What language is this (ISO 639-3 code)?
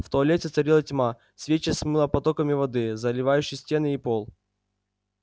rus